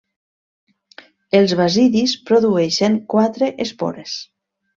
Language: Catalan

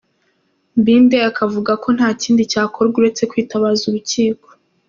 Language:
Kinyarwanda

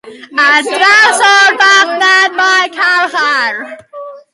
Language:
Welsh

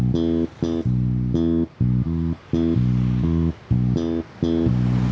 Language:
Indonesian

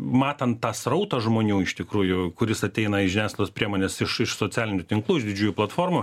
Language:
Lithuanian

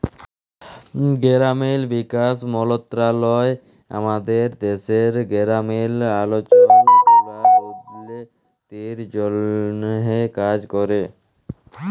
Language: Bangla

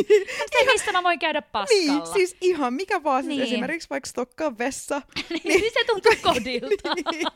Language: Finnish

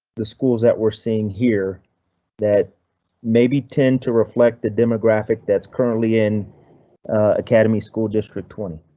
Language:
English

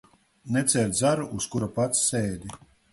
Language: Latvian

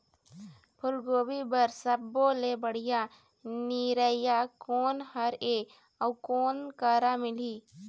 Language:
Chhattisgarhi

